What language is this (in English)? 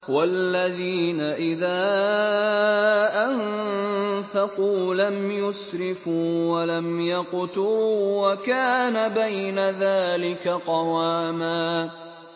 Arabic